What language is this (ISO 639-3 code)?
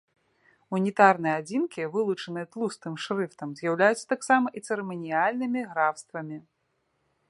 bel